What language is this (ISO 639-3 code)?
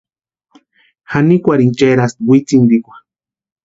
pua